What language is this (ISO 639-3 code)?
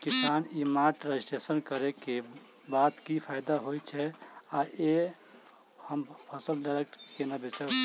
mai